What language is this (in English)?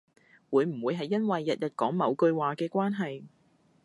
Cantonese